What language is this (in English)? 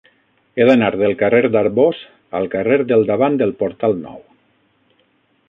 Catalan